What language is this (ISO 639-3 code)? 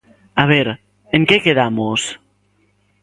glg